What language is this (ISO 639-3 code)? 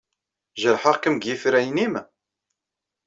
kab